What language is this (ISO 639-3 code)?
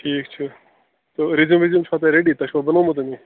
kas